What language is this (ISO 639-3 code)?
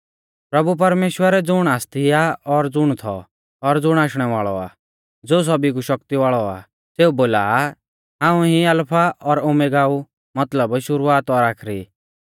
bfz